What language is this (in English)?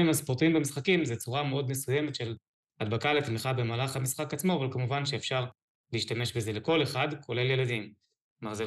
Hebrew